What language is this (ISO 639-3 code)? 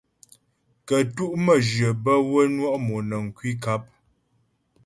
bbj